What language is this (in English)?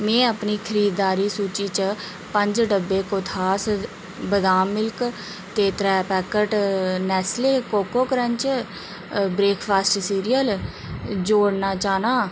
Dogri